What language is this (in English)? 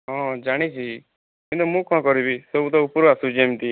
Odia